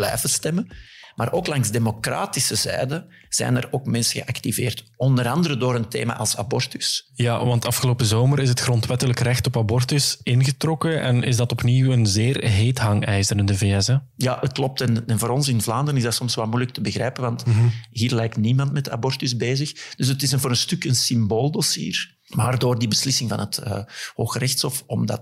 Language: Dutch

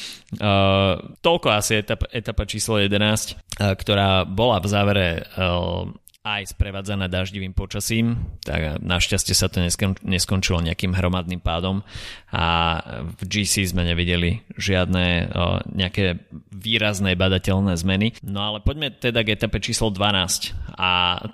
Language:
Slovak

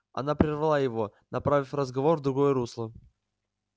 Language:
Russian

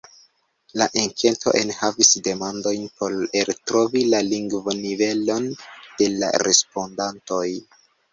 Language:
Esperanto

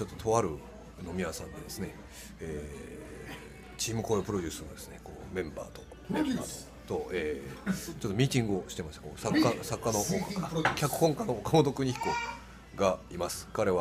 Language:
Japanese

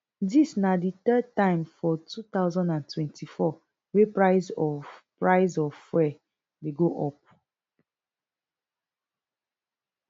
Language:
Nigerian Pidgin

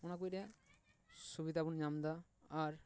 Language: Santali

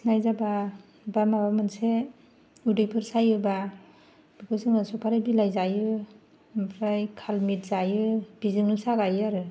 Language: Bodo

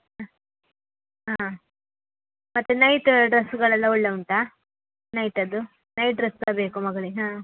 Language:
Kannada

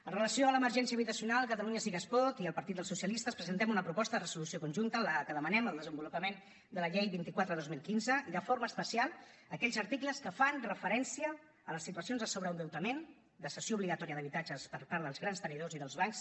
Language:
Catalan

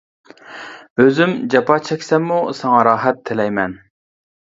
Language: Uyghur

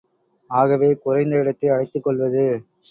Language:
Tamil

